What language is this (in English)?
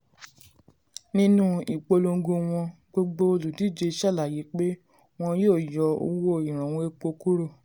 Yoruba